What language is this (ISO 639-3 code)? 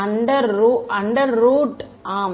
tam